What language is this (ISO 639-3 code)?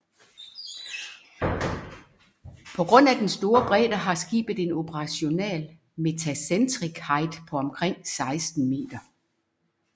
dan